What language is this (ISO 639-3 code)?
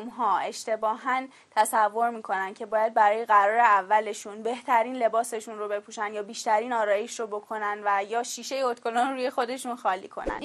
fas